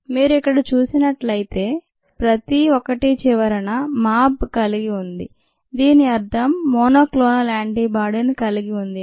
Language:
Telugu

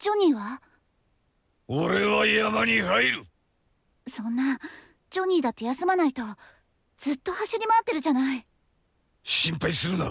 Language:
Japanese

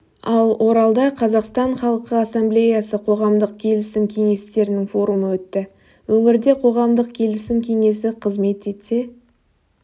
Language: Kazakh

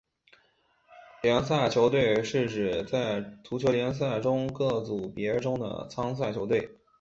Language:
Chinese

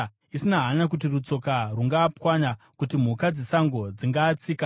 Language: Shona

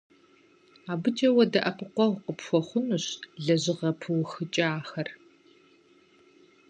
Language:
Kabardian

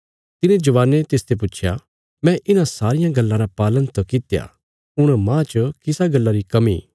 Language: Bilaspuri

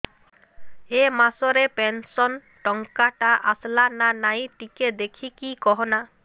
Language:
Odia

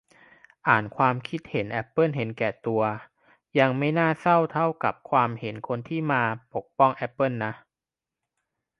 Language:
Thai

